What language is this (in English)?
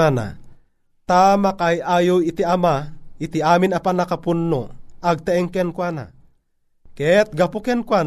Filipino